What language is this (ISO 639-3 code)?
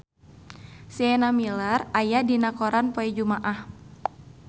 sun